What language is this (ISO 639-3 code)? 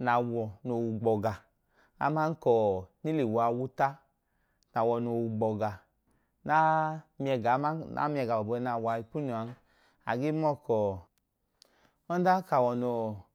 idu